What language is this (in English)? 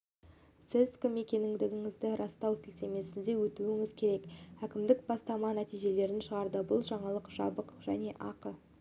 Kazakh